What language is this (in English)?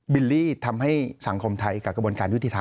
Thai